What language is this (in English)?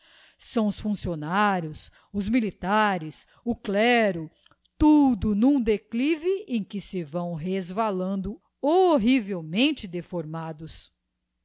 Portuguese